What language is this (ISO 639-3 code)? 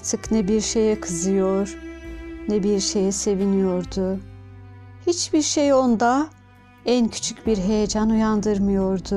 tur